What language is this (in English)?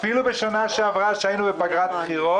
Hebrew